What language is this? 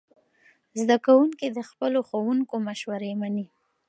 Pashto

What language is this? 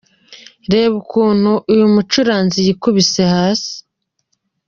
Kinyarwanda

